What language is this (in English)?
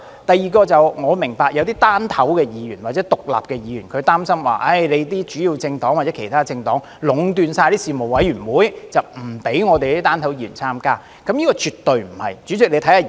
Cantonese